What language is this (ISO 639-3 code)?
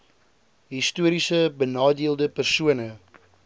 afr